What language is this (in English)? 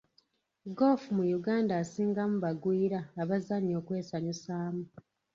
Ganda